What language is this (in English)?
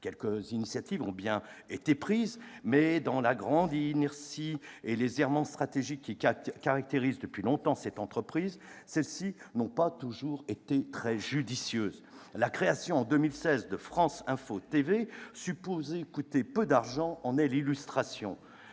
French